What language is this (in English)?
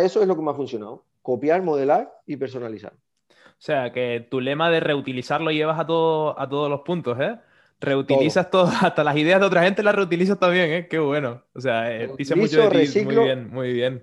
Spanish